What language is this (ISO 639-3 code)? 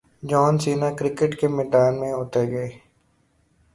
urd